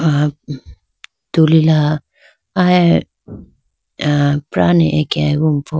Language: Idu-Mishmi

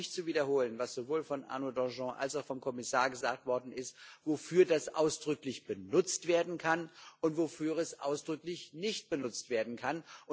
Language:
German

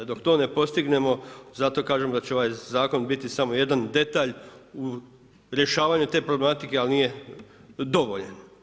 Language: Croatian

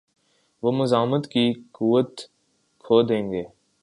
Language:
Urdu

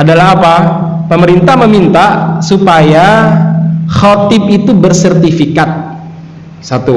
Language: Indonesian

